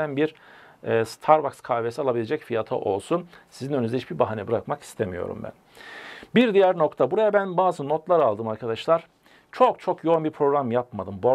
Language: Turkish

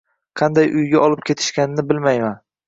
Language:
Uzbek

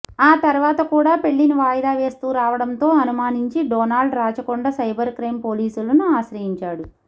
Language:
Telugu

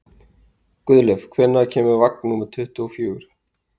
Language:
Icelandic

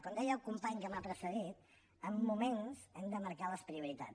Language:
Catalan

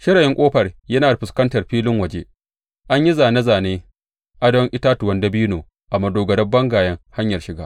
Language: Hausa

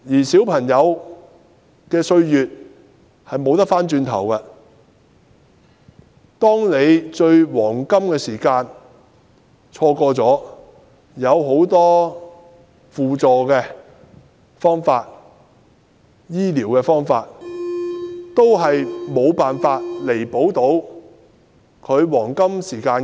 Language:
Cantonese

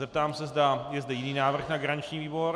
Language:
Czech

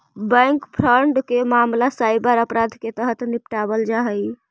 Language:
Magahi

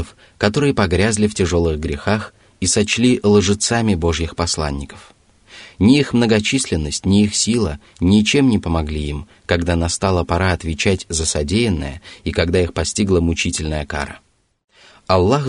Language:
Russian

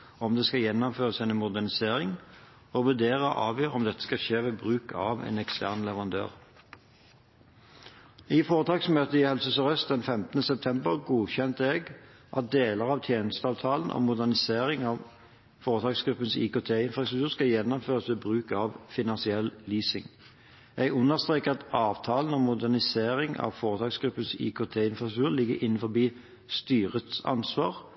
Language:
Norwegian Bokmål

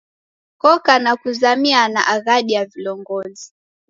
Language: Taita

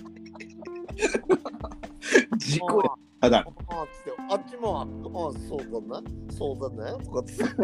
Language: Japanese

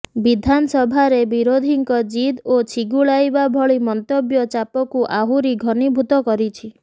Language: Odia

